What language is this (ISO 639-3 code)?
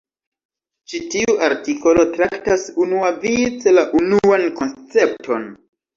epo